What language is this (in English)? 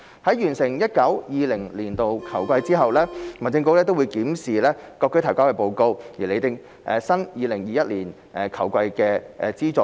Cantonese